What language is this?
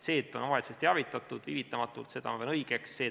Estonian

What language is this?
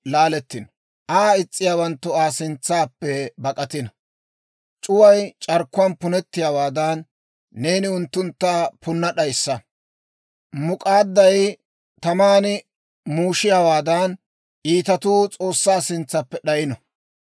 Dawro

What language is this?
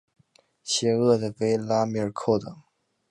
Chinese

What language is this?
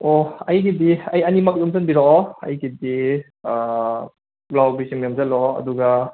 Manipuri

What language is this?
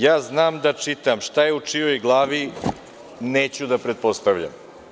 Serbian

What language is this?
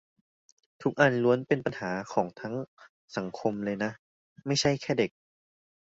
Thai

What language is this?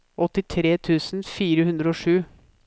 Norwegian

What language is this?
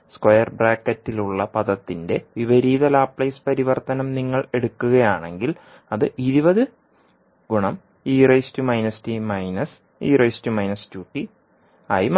Malayalam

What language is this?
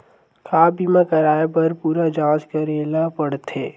Chhattisgarhi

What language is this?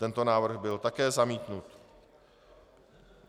Czech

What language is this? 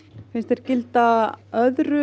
Icelandic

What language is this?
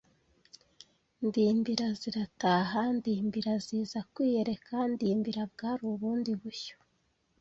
Kinyarwanda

